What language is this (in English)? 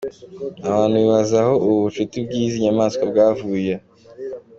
Kinyarwanda